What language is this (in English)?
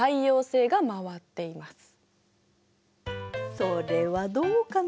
Japanese